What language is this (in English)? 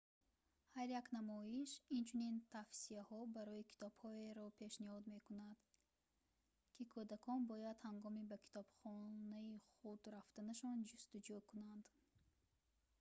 Tajik